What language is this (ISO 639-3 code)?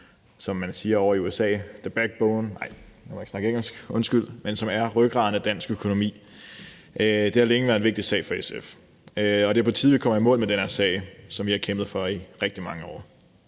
dan